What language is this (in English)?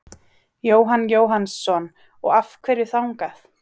Icelandic